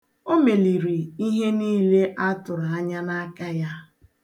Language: Igbo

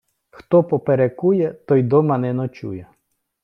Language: Ukrainian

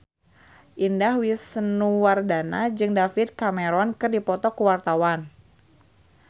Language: Sundanese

